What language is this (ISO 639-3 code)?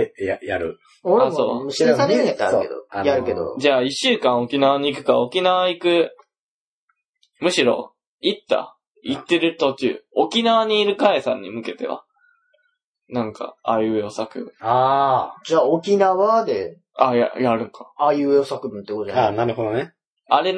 jpn